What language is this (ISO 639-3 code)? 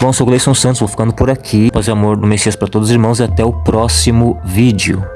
por